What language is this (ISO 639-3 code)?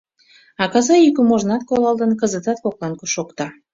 chm